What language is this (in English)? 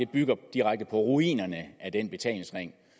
Danish